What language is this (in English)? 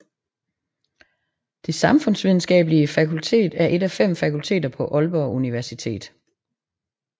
Danish